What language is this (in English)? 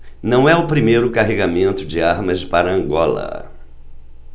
Portuguese